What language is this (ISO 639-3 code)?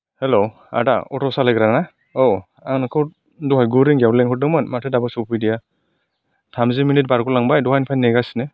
brx